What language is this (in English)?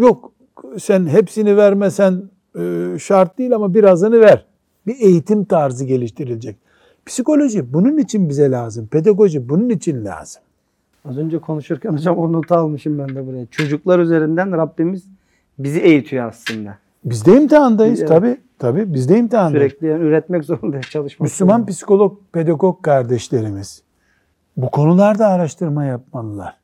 Turkish